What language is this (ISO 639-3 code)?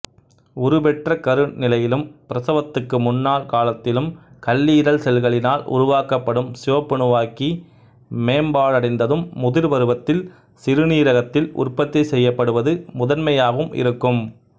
tam